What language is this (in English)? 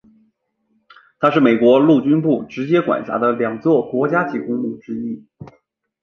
Chinese